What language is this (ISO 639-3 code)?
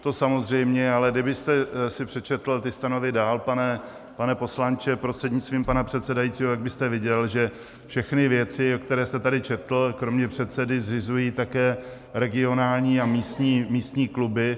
ces